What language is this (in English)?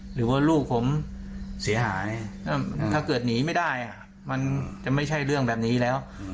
Thai